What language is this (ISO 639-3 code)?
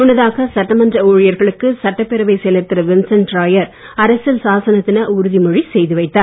tam